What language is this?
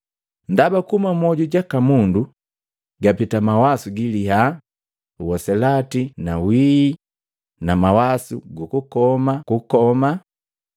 Matengo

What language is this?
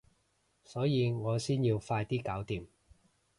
Cantonese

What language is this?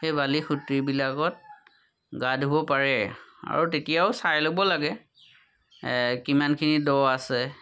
Assamese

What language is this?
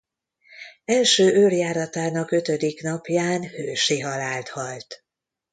Hungarian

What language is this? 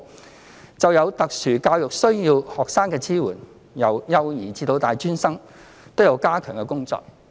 Cantonese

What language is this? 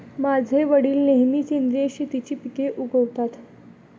Marathi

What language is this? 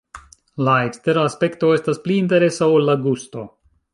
Esperanto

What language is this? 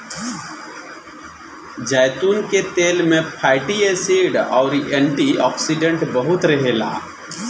Bhojpuri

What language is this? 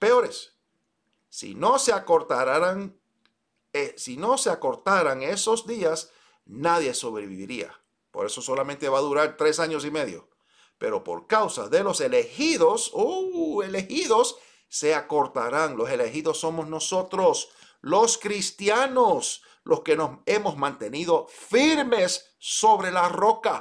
Spanish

